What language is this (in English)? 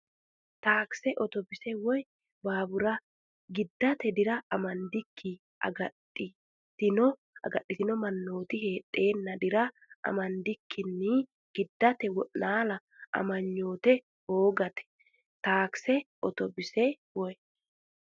Sidamo